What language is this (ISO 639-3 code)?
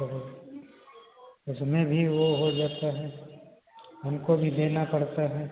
hin